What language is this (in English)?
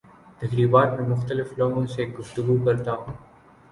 Urdu